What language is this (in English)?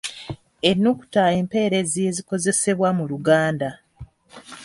Ganda